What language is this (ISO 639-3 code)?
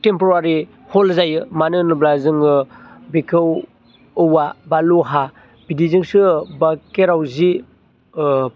brx